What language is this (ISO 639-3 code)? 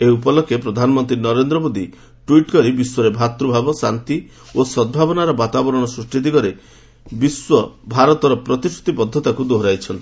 ori